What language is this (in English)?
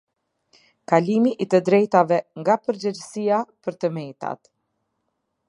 Albanian